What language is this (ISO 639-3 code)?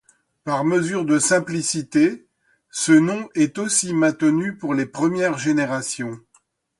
fra